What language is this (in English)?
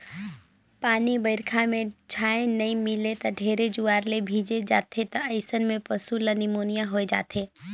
Chhattisgarhi